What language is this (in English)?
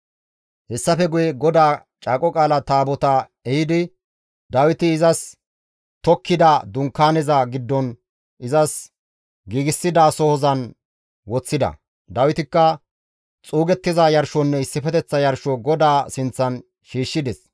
Gamo